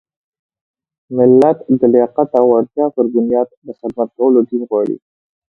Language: Pashto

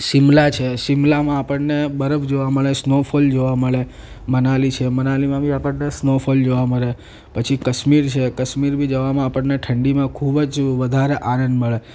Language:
Gujarati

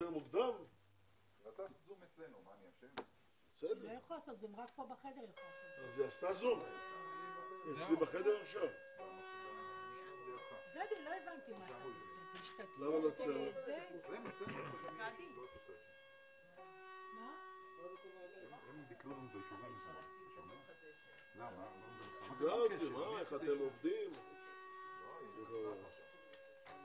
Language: Hebrew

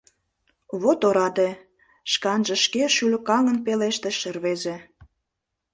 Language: Mari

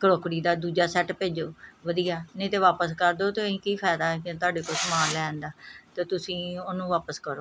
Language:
Punjabi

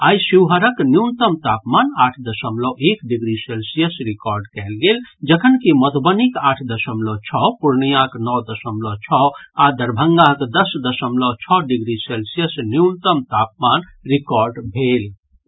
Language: Maithili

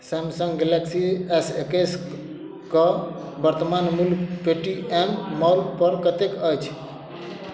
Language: Maithili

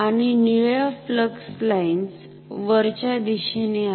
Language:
Marathi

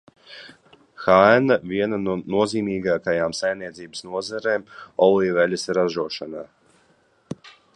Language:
Latvian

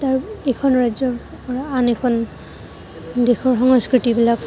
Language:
Assamese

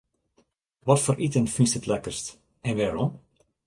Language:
Western Frisian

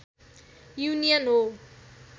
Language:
Nepali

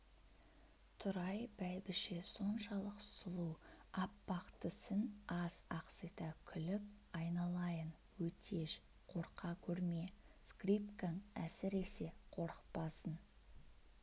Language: Kazakh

